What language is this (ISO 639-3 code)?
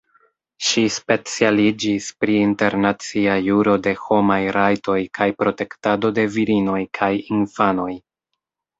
epo